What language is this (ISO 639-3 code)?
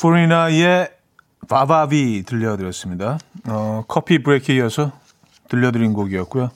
kor